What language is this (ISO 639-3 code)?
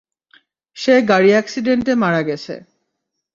ben